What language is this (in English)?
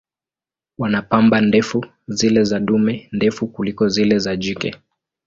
Swahili